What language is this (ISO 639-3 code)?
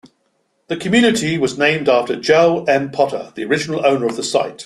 eng